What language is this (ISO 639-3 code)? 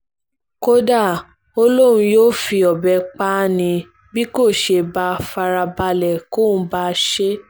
yor